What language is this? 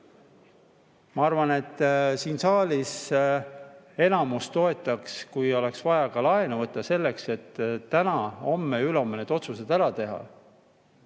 Estonian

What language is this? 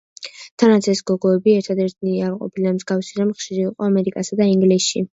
Georgian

